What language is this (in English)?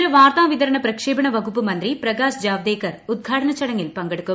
Malayalam